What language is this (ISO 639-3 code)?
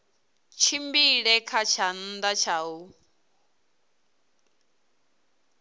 ven